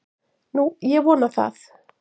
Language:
Icelandic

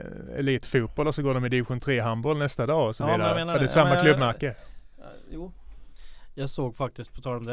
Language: Swedish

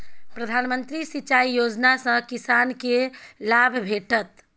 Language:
Maithili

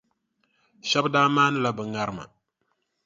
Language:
Dagbani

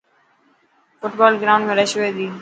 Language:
Dhatki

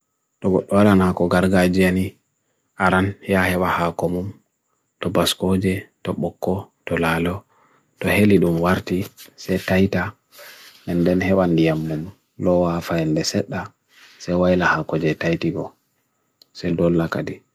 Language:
Bagirmi Fulfulde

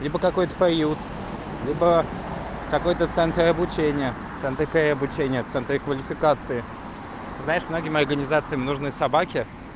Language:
Russian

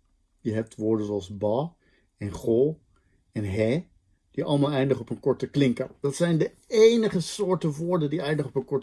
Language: Dutch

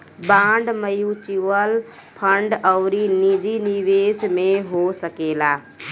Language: Bhojpuri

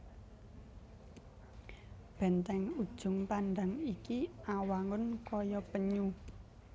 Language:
Javanese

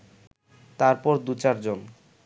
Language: Bangla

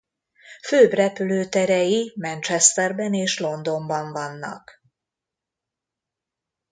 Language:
Hungarian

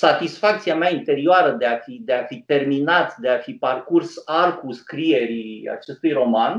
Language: Romanian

